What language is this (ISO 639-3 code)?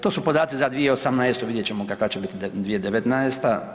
hrv